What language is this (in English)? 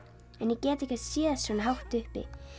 Icelandic